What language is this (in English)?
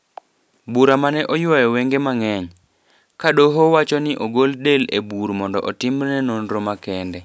Luo (Kenya and Tanzania)